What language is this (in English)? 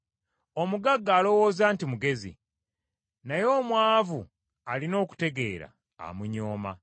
Ganda